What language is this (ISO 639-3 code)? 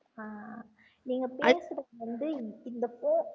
tam